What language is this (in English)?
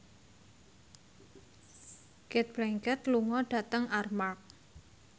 Javanese